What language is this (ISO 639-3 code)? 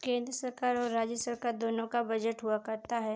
hin